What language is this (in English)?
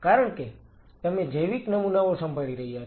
Gujarati